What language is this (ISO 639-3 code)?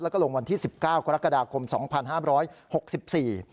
tha